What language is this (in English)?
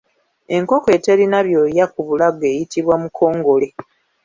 Ganda